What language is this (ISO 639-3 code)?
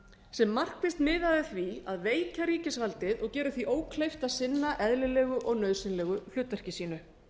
isl